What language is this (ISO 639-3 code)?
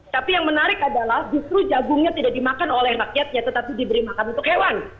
ind